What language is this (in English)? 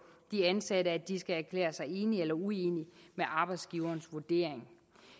Danish